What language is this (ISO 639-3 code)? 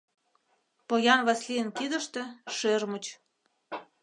chm